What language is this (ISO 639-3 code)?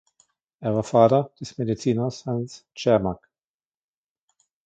deu